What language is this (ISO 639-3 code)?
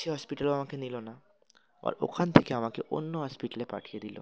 ben